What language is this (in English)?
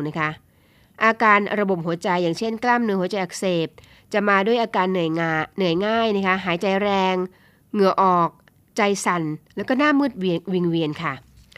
Thai